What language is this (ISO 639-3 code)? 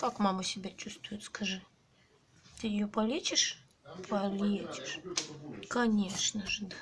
rus